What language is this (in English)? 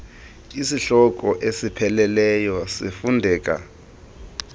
Xhosa